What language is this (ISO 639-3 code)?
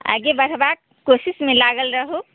mai